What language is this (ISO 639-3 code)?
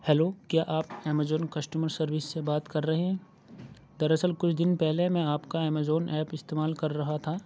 urd